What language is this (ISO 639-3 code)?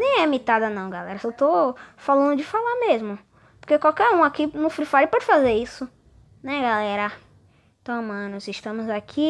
por